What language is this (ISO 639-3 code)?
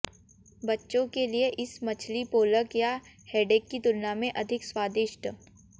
hin